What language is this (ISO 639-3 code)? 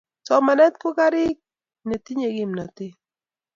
kln